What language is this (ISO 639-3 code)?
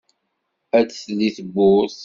kab